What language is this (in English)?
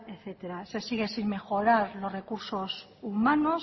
Spanish